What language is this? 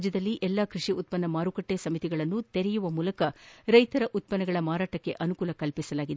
Kannada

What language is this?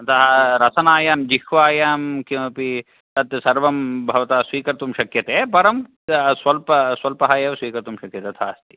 Sanskrit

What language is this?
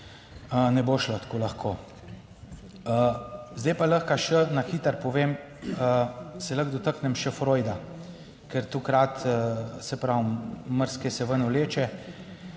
Slovenian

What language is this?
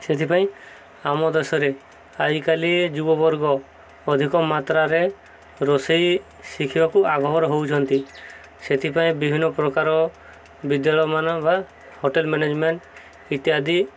Odia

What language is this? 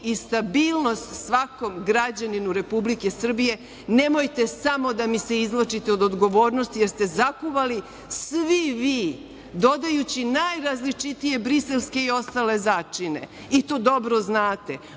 Serbian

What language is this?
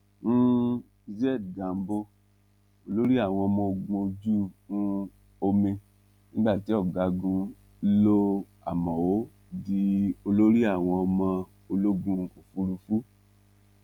Yoruba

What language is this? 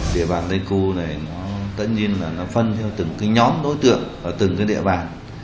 Vietnamese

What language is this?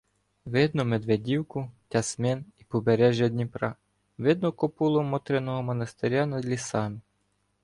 Ukrainian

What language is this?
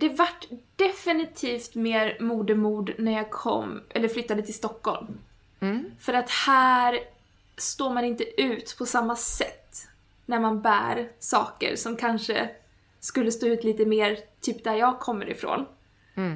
Swedish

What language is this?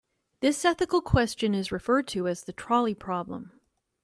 English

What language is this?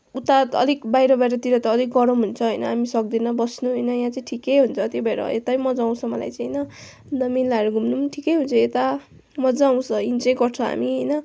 Nepali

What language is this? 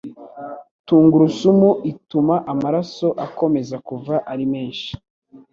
Kinyarwanda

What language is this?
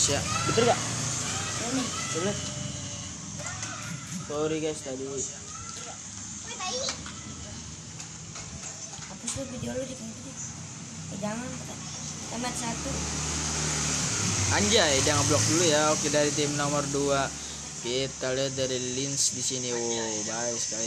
Indonesian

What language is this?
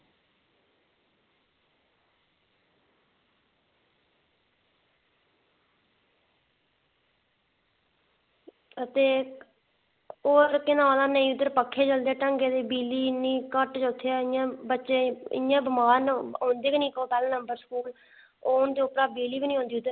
Dogri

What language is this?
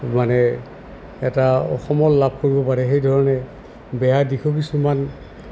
Assamese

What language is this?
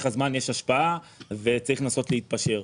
Hebrew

